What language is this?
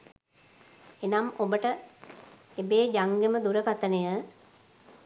Sinhala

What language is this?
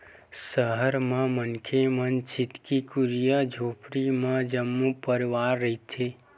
Chhattisgarhi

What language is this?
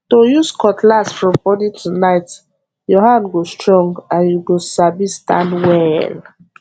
Nigerian Pidgin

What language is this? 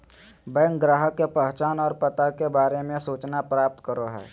Magahi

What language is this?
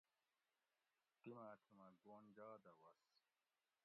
Gawri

